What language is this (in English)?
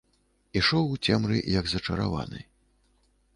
Belarusian